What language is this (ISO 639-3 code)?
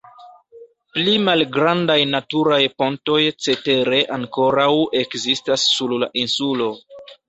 epo